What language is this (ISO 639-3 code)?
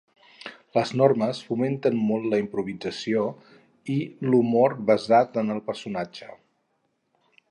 cat